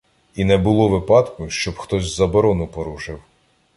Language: Ukrainian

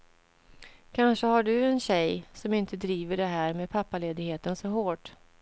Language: Swedish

